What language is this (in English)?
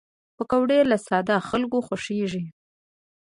Pashto